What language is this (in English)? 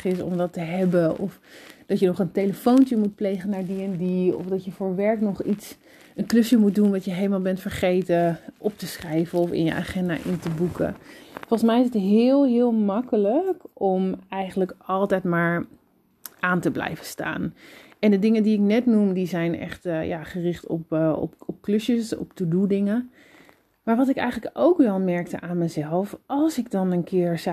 Dutch